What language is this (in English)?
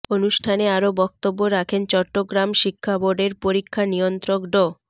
Bangla